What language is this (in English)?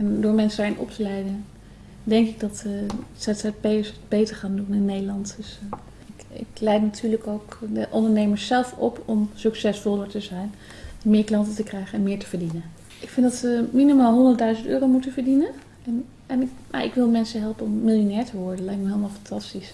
Dutch